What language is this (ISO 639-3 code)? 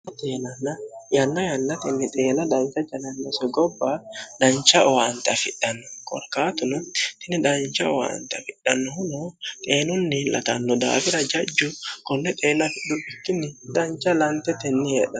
sid